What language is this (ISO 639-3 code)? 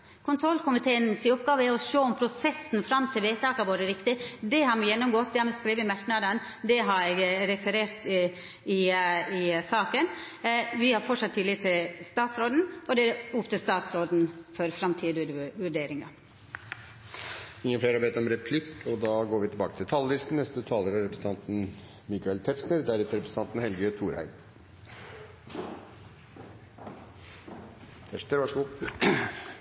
nor